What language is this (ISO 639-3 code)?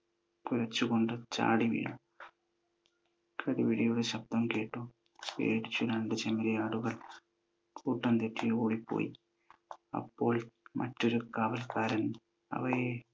mal